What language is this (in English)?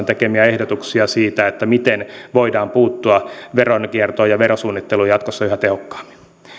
Finnish